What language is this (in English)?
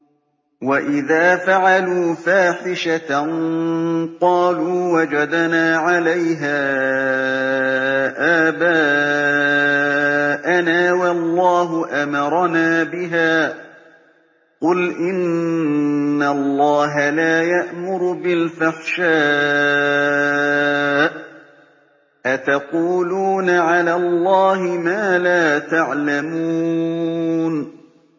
Arabic